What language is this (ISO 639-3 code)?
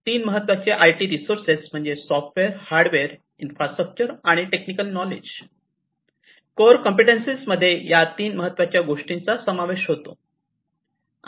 mar